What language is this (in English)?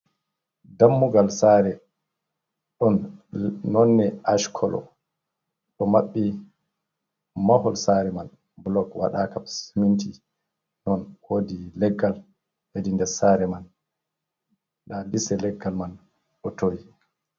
Fula